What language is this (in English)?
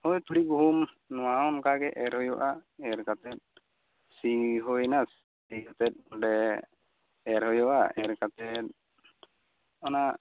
Santali